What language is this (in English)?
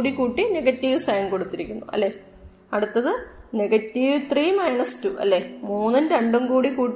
Malayalam